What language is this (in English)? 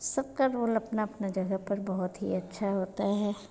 Hindi